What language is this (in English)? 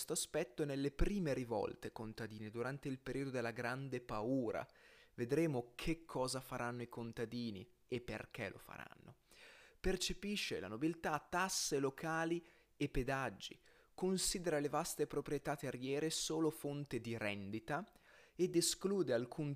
Italian